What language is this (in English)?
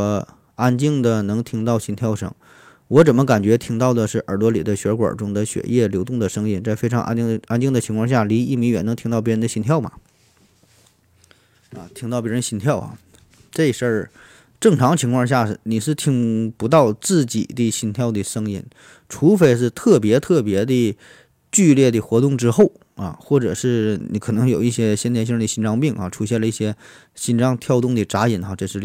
Chinese